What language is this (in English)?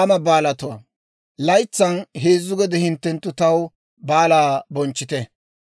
Dawro